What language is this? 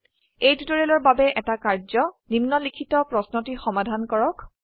Assamese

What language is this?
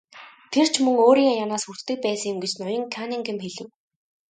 Mongolian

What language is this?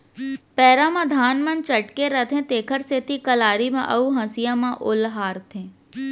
Chhattisgarhi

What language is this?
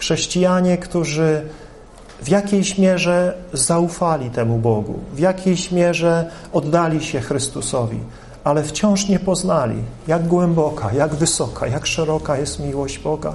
Polish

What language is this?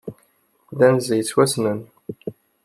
Kabyle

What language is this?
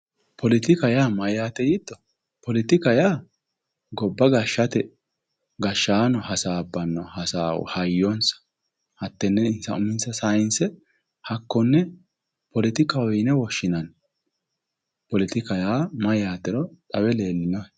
Sidamo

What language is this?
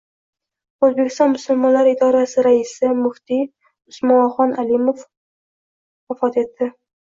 Uzbek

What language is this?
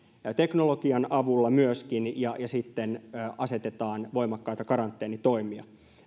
Finnish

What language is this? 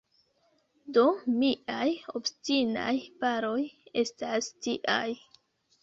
Esperanto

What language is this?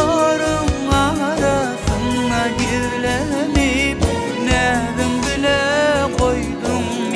Turkish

